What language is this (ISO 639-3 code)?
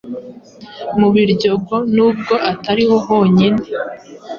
kin